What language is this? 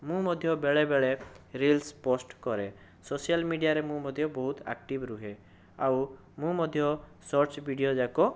Odia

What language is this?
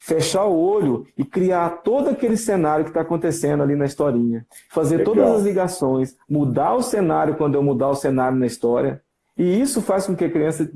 Portuguese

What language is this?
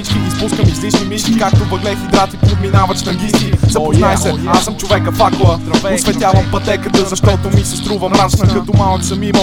Bulgarian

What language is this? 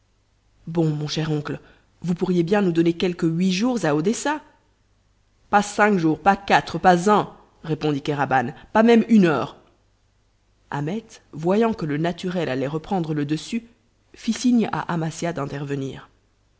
French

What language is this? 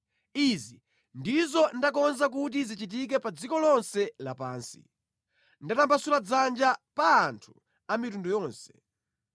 Nyanja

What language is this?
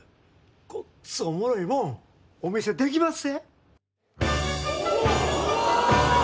Japanese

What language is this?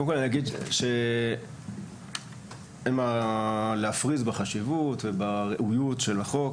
Hebrew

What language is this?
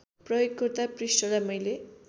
Nepali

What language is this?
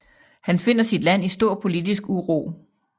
Danish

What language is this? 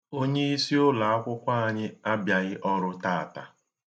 Igbo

